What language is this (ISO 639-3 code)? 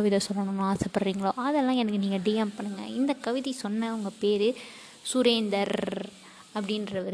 tam